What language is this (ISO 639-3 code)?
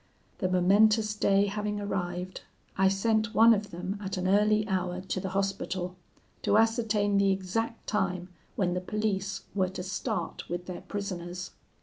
eng